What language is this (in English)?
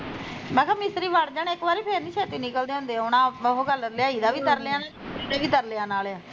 Punjabi